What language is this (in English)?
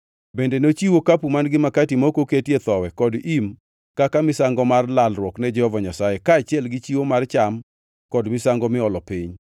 Luo (Kenya and Tanzania)